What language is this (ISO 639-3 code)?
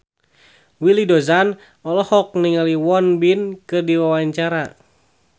sun